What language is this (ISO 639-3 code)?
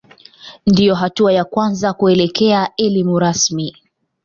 swa